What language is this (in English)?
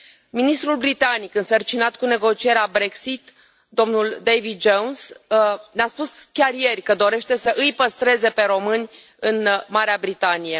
Romanian